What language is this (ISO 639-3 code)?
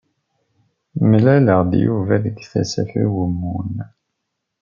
kab